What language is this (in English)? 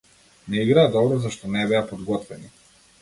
Macedonian